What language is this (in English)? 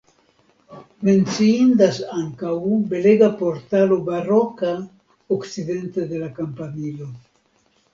Esperanto